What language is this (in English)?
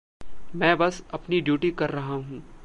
Hindi